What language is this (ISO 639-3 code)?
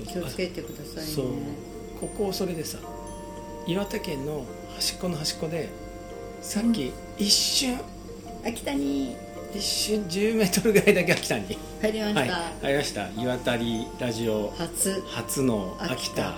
jpn